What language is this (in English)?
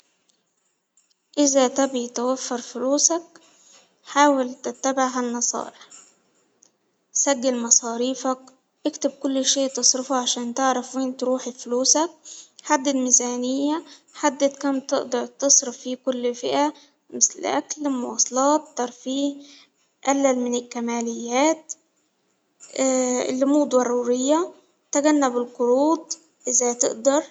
Hijazi Arabic